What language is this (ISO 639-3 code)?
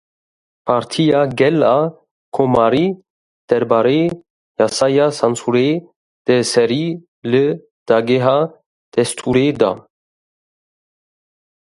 kur